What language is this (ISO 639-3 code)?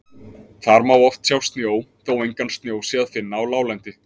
isl